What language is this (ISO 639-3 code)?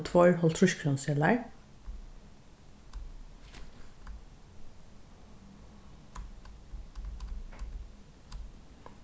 fao